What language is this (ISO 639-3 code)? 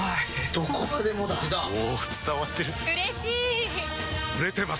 jpn